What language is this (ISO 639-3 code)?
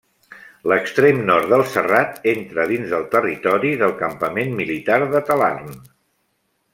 cat